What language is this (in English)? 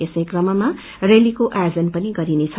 Nepali